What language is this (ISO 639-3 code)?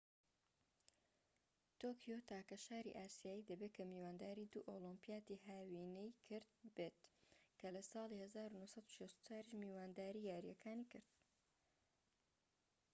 ckb